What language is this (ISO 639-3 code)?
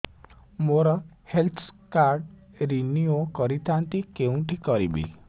ori